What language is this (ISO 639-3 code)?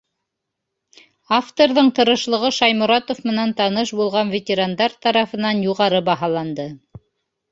bak